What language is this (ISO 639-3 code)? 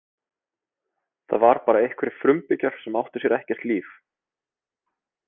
isl